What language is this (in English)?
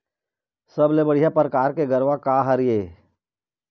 Chhattisgarhi